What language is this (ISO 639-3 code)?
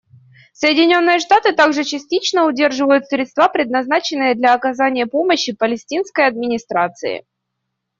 rus